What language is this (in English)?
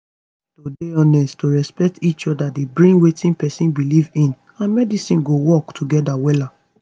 Nigerian Pidgin